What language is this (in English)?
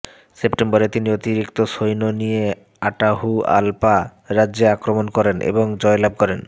Bangla